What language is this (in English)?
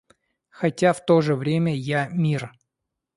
Russian